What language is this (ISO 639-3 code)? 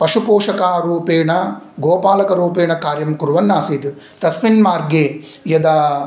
san